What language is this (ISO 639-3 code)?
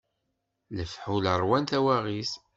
kab